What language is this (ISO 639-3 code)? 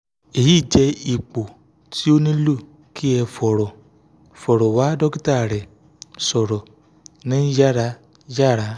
yor